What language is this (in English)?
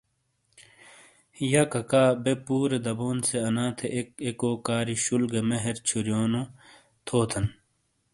Shina